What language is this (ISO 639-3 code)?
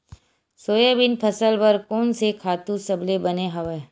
hne